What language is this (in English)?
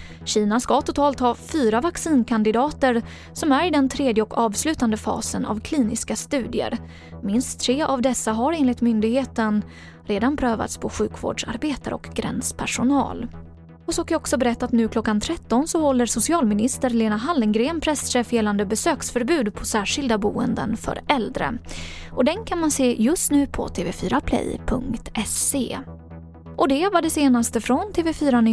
Swedish